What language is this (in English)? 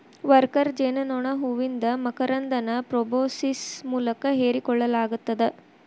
Kannada